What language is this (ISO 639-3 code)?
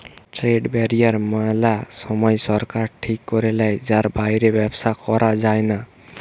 ben